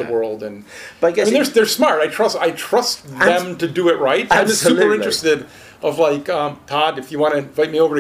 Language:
English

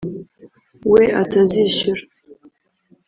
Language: Kinyarwanda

